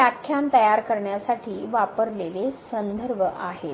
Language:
Marathi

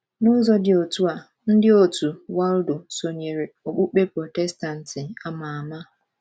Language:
Igbo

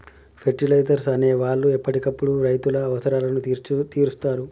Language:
Telugu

